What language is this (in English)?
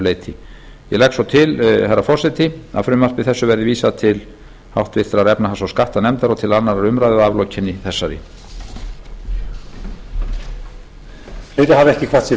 Icelandic